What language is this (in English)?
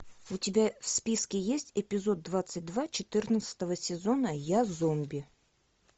Russian